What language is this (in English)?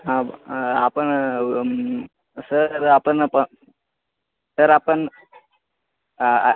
Marathi